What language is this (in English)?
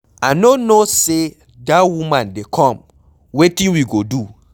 Nigerian Pidgin